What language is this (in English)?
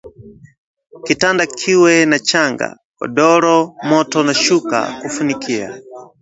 Swahili